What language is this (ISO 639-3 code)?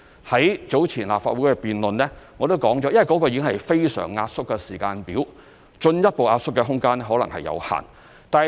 yue